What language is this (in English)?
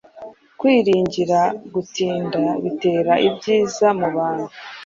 Kinyarwanda